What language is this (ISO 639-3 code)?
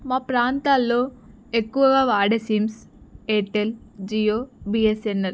tel